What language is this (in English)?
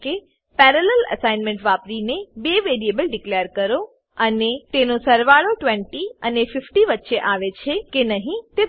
Gujarati